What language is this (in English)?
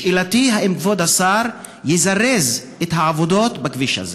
Hebrew